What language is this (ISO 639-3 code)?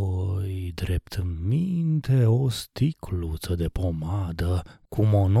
ron